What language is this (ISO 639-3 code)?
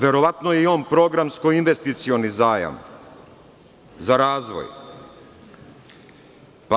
srp